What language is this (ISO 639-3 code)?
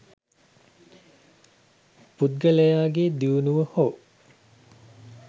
sin